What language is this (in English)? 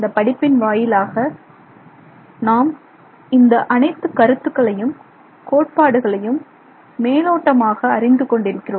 Tamil